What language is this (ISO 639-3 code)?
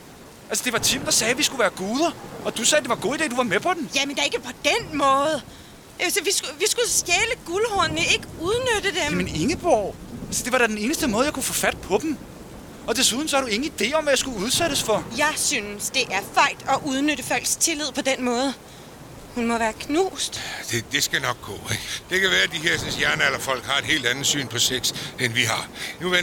dan